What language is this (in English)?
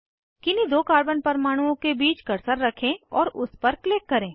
Hindi